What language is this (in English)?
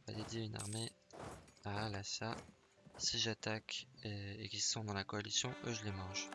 French